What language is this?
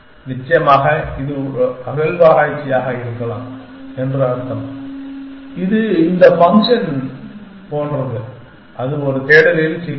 Tamil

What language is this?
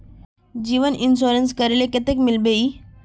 Magahi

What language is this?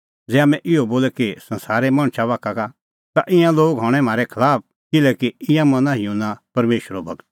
Kullu Pahari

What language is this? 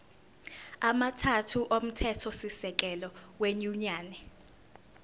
Zulu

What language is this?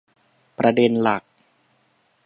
Thai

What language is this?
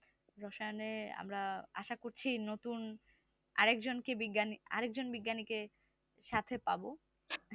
Bangla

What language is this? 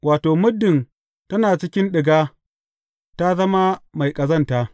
Hausa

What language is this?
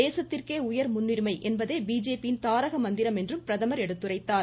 Tamil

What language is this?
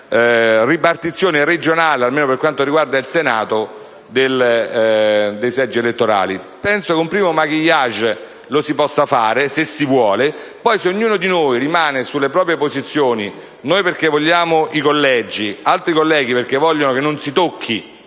Italian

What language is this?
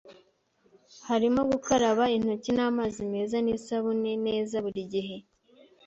Kinyarwanda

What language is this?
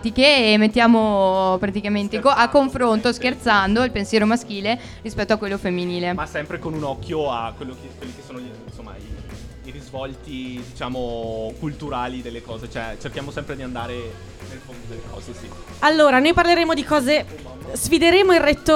Italian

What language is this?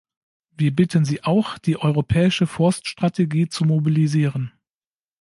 German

